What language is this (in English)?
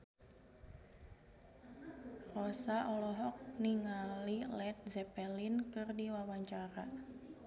Sundanese